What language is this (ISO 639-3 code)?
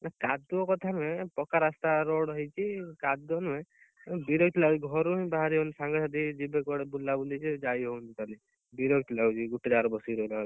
ori